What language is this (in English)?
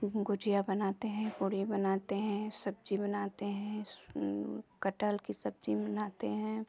Hindi